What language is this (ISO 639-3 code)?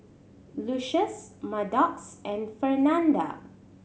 eng